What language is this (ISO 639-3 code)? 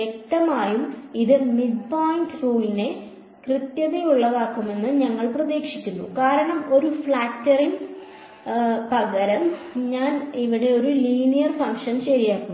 mal